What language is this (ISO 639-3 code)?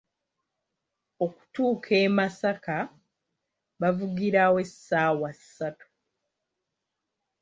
lug